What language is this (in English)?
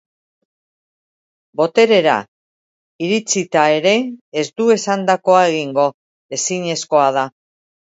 Basque